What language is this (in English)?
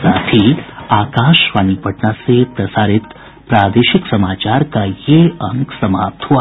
Hindi